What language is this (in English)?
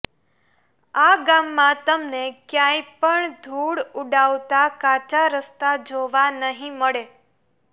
Gujarati